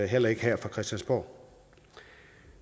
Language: Danish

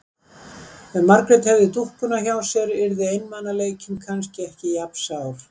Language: Icelandic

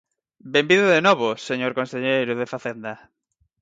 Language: Galician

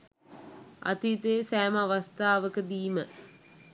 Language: Sinhala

